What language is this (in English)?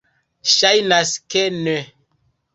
Esperanto